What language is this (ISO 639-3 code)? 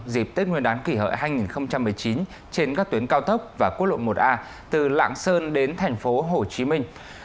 vie